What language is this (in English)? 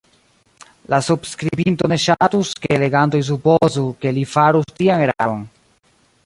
Esperanto